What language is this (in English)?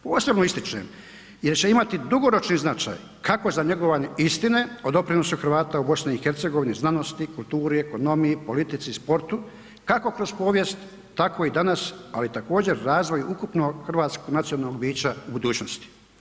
Croatian